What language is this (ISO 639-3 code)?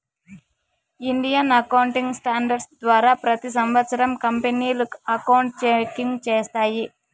tel